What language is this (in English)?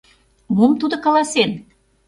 Mari